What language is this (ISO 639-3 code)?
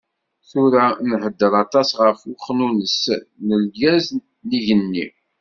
kab